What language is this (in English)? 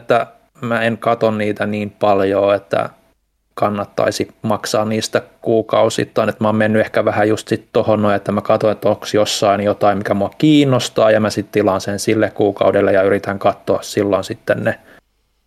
Finnish